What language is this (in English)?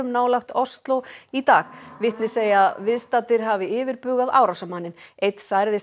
Icelandic